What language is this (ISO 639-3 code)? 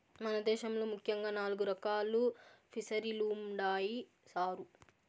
tel